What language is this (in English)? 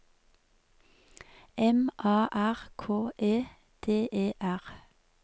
Norwegian